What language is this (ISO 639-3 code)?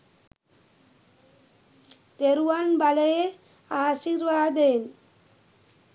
sin